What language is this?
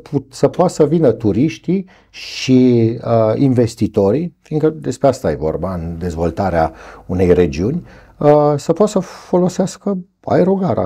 Romanian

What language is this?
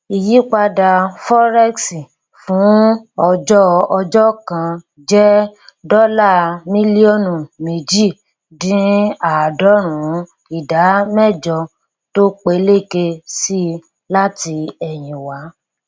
Yoruba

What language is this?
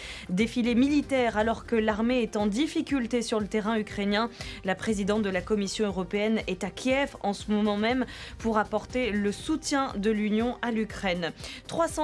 French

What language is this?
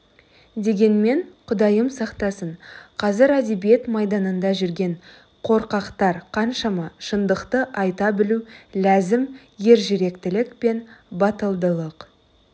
Kazakh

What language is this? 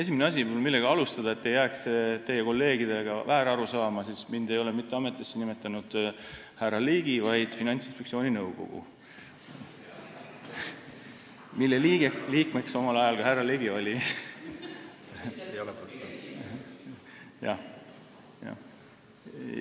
Estonian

